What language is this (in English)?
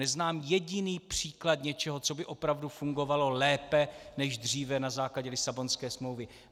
Czech